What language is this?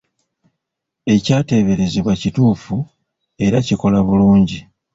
Ganda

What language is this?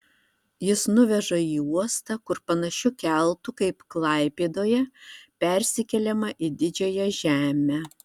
Lithuanian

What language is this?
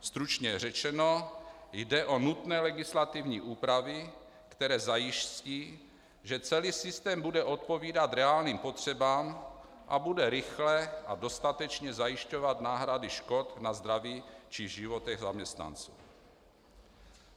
Czech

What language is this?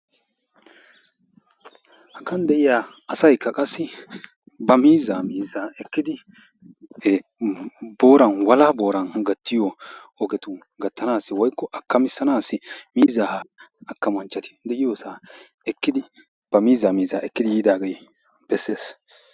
Wolaytta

